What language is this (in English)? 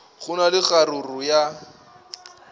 Northern Sotho